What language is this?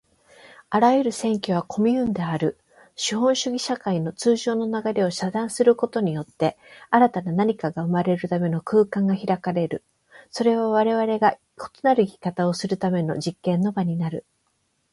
Japanese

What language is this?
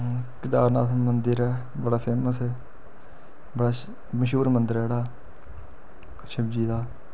Dogri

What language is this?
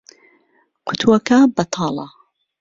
Central Kurdish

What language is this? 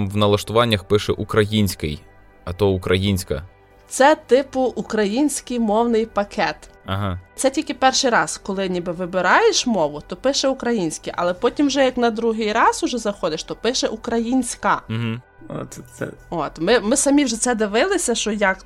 Ukrainian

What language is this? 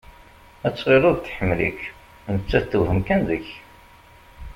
Kabyle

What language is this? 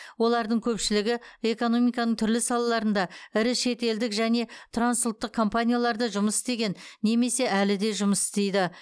Kazakh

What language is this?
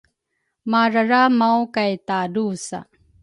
Rukai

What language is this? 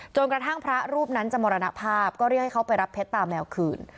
Thai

